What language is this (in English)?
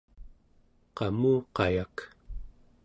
Central Yupik